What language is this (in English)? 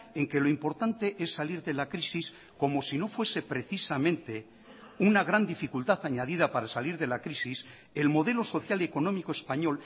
Spanish